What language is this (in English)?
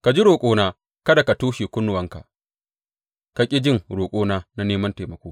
Hausa